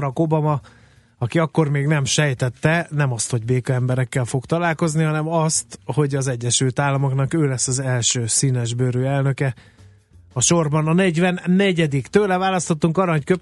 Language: Hungarian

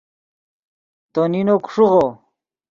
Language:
Yidgha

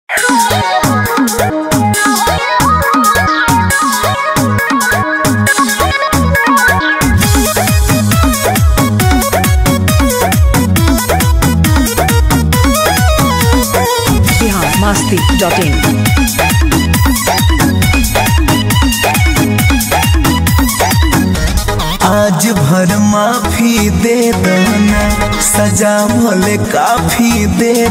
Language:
Arabic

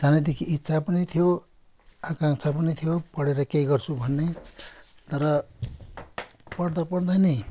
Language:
Nepali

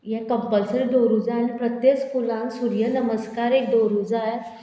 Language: Konkani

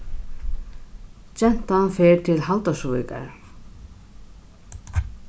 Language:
Faroese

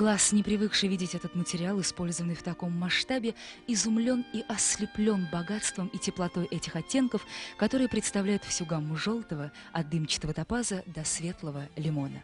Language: Russian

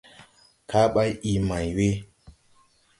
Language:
Tupuri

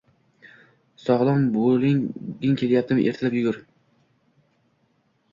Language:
Uzbek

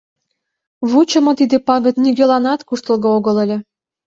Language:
Mari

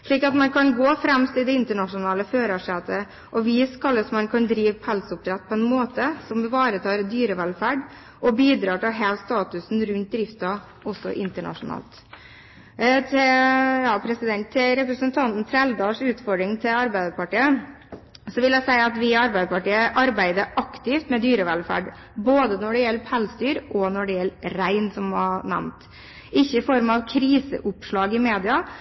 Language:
Norwegian Bokmål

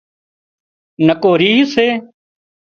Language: Wadiyara Koli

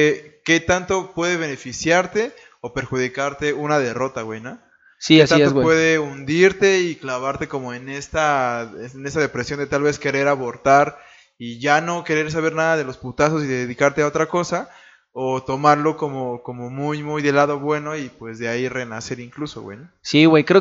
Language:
Spanish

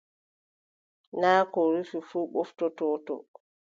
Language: Adamawa Fulfulde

